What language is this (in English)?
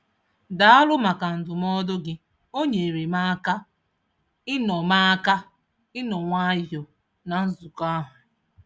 Igbo